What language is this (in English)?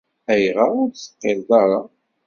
Kabyle